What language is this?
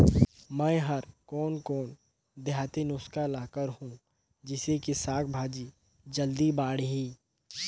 Chhattisgarhi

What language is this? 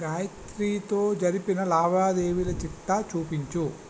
Telugu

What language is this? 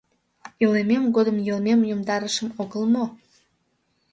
Mari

